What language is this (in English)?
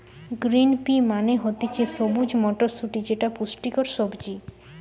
Bangla